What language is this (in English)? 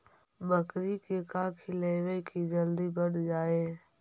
Magahi